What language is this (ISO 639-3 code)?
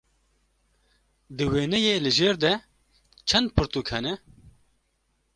kur